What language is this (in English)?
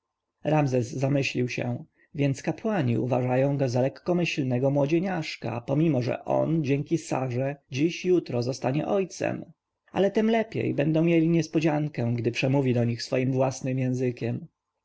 Polish